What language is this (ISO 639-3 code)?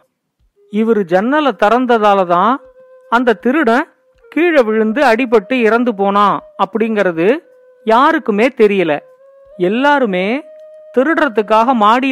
tam